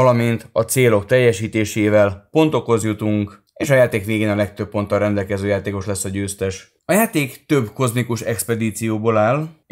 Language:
Hungarian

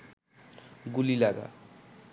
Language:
Bangla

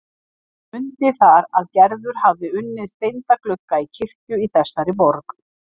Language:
Icelandic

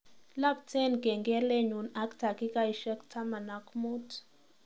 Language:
Kalenjin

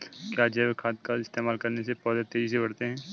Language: Hindi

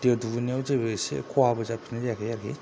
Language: Bodo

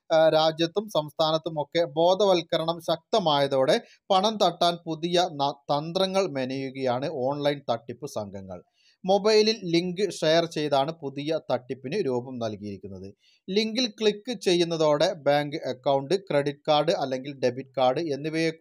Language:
Polish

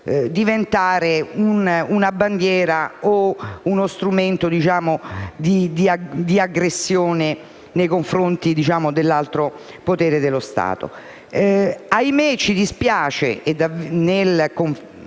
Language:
Italian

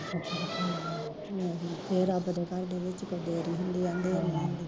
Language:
Punjabi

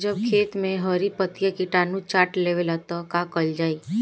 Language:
Bhojpuri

